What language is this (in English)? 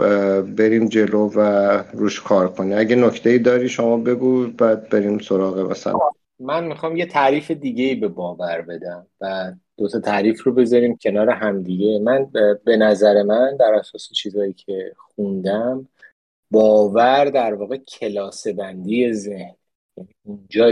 Persian